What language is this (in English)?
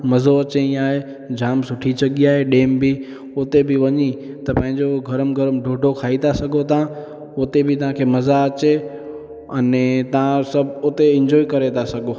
Sindhi